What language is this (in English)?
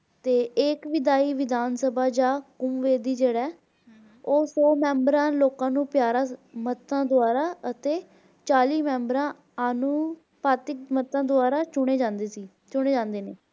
Punjabi